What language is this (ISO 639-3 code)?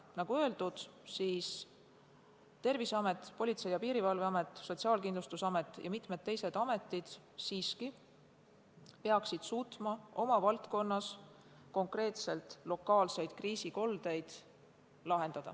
est